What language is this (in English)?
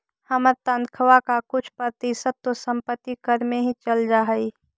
Magahi